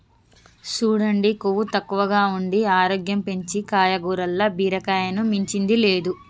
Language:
Telugu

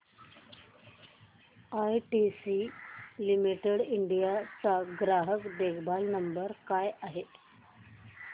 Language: Marathi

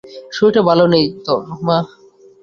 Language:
Bangla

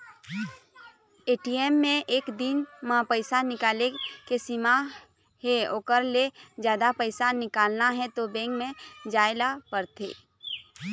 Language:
Chhattisgarhi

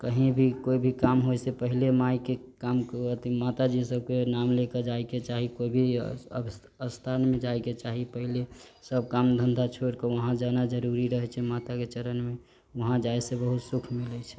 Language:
Maithili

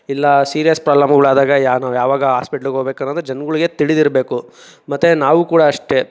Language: Kannada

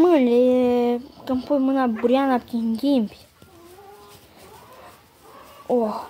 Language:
Romanian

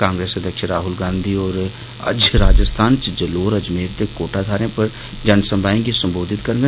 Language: Dogri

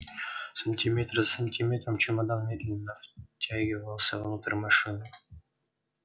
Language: Russian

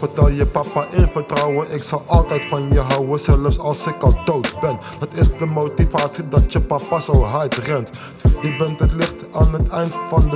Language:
Dutch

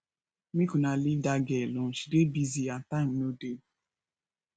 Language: Nigerian Pidgin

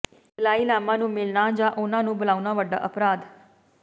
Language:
Punjabi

